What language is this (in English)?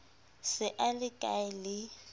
Southern Sotho